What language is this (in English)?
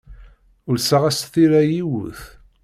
Kabyle